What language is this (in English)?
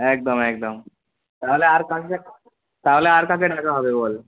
Bangla